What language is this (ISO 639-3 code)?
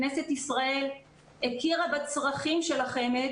heb